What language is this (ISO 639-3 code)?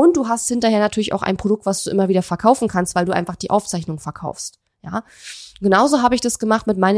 deu